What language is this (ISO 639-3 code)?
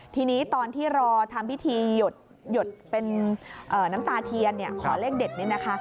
tha